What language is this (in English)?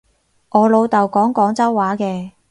Cantonese